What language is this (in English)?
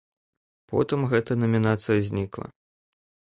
Belarusian